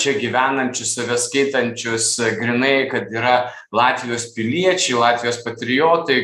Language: Lithuanian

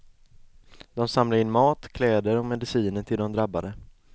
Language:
Swedish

